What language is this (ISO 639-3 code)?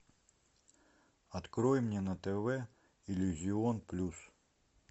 rus